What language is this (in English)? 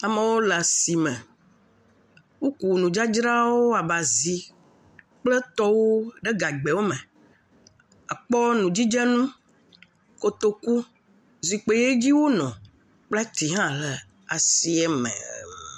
Ewe